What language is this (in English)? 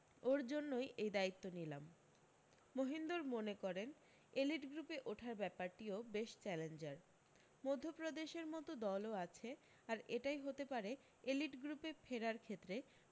Bangla